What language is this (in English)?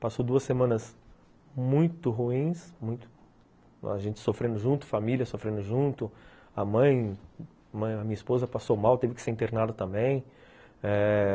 Portuguese